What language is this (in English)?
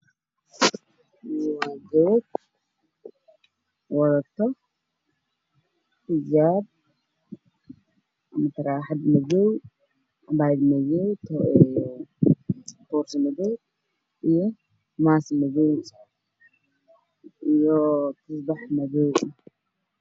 Somali